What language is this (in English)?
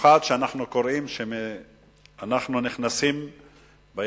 Hebrew